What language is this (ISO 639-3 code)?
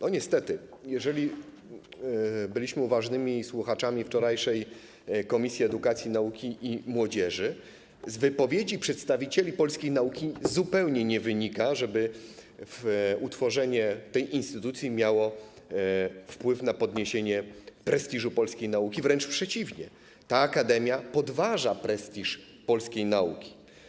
pol